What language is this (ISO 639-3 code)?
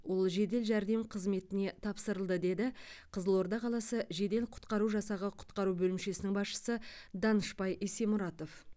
kaz